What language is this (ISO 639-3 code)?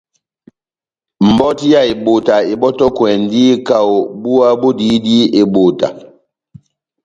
bnm